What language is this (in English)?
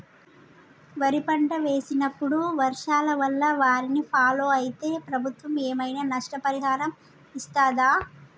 Telugu